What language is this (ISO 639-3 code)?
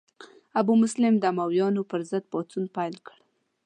pus